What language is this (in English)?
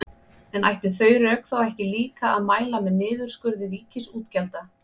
Icelandic